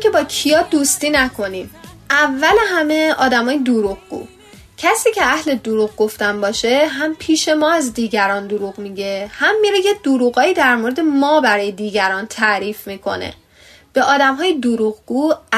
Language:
Persian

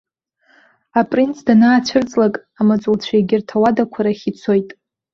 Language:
Abkhazian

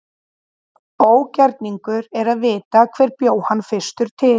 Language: Icelandic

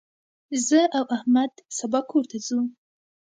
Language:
Pashto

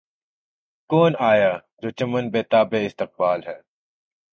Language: Urdu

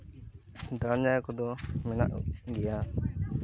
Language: Santali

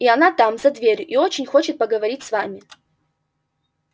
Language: Russian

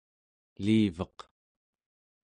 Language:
Central Yupik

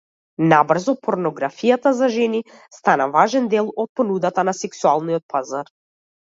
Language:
Macedonian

